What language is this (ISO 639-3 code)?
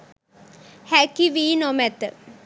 sin